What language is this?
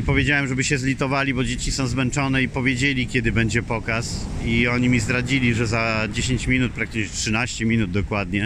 Polish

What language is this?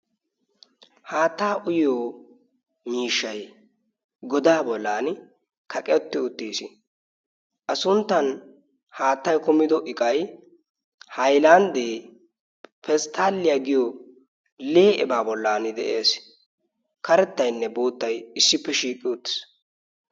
Wolaytta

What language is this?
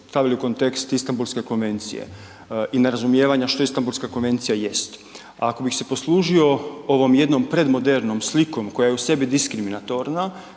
Croatian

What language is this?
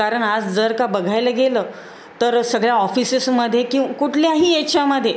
Marathi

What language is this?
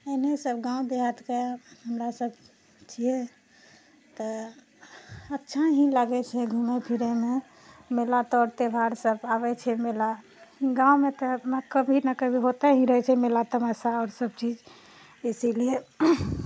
Maithili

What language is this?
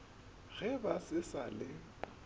Northern Sotho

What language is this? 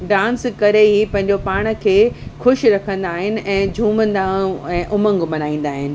Sindhi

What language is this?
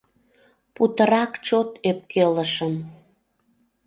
Mari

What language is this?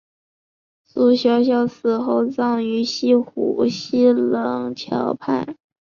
Chinese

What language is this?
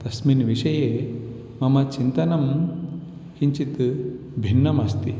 Sanskrit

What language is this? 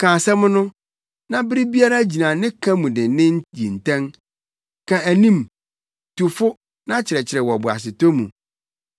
Akan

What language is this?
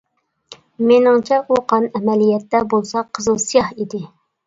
Uyghur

